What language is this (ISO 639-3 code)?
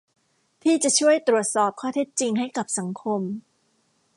tha